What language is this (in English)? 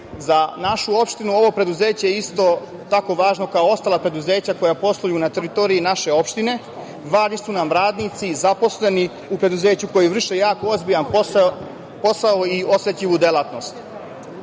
Serbian